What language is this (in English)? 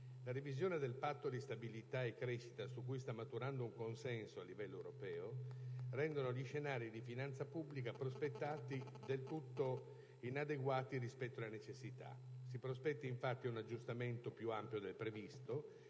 Italian